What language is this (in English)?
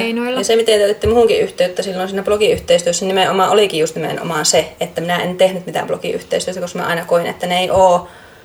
Finnish